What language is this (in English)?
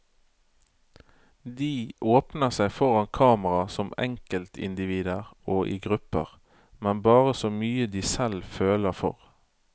Norwegian